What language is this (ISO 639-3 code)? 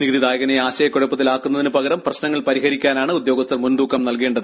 mal